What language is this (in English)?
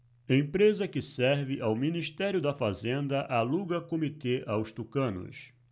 Portuguese